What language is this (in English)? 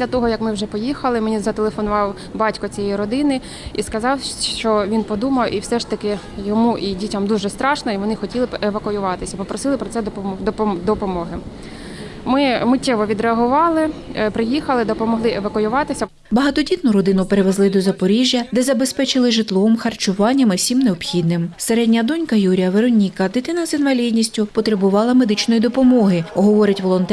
Ukrainian